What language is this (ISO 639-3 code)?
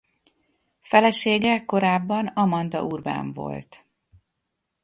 hun